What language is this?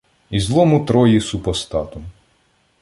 Ukrainian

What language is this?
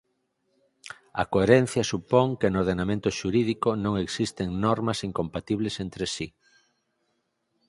Galician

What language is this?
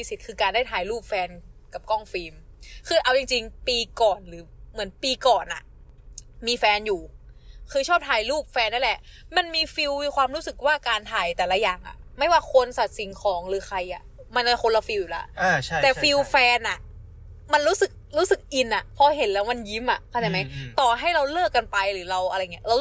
Thai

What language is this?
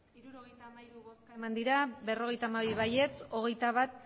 Basque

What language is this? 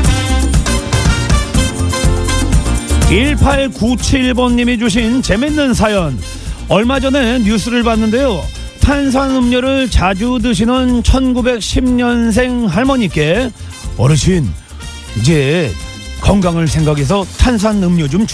Korean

